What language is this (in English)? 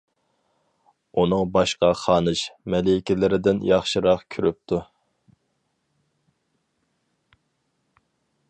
Uyghur